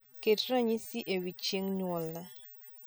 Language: Luo (Kenya and Tanzania)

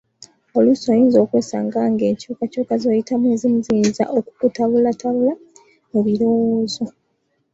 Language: Ganda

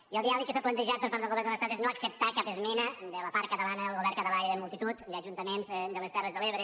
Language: Catalan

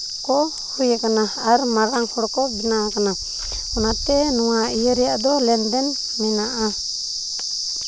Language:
Santali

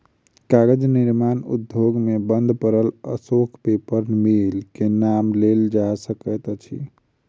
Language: Maithili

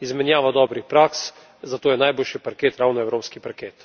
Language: Slovenian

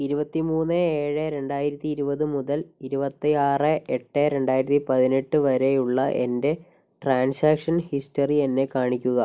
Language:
Malayalam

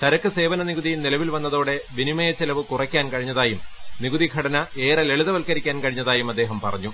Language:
Malayalam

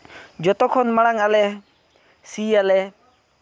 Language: Santali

